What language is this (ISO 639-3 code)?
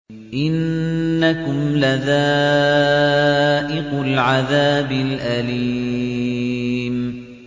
ara